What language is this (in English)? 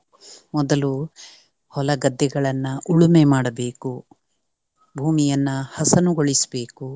Kannada